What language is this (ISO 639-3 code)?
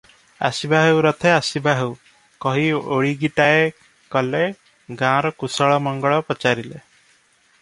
ori